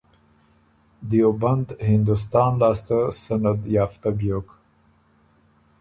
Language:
Ormuri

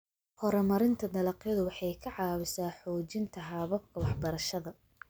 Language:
Somali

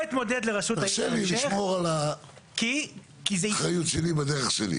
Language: Hebrew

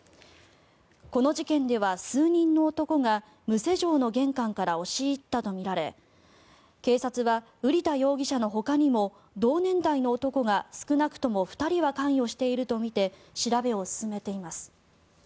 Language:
Japanese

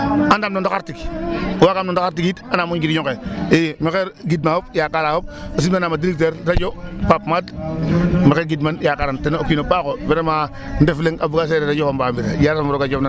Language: Serer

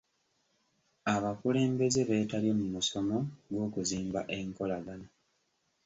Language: Ganda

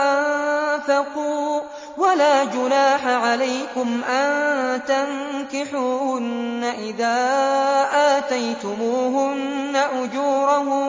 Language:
Arabic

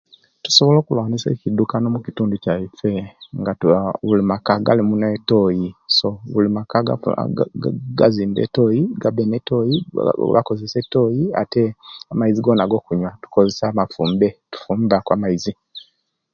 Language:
Kenyi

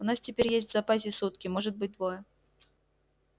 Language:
Russian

